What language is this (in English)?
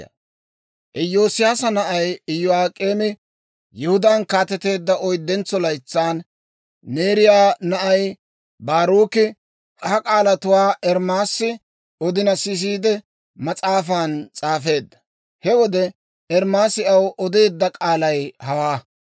Dawro